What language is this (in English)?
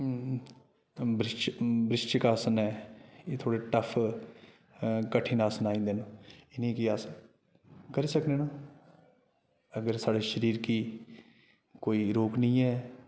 Dogri